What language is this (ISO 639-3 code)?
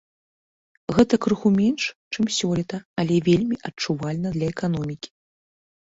bel